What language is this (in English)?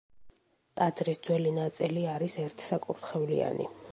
Georgian